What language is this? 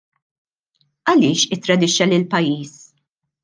Maltese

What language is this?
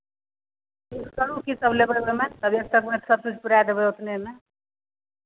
Maithili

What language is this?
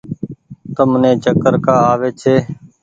Goaria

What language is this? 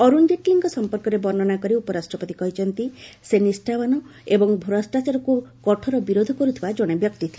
Odia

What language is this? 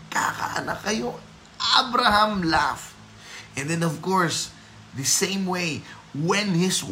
Filipino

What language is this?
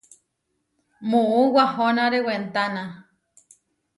Huarijio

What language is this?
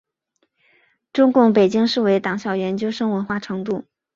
Chinese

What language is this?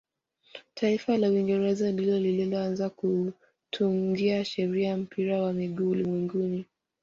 Swahili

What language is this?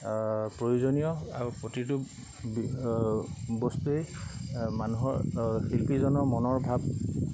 Assamese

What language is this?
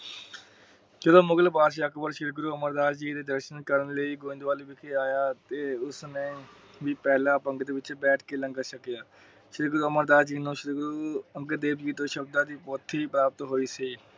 Punjabi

